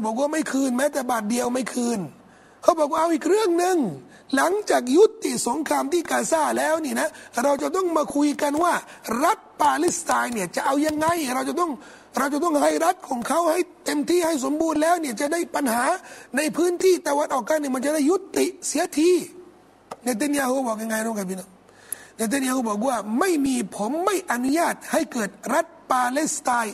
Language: Thai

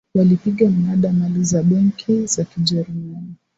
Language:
Swahili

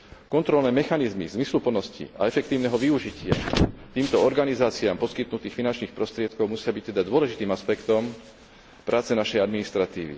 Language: Slovak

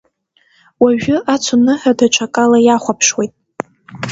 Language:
Abkhazian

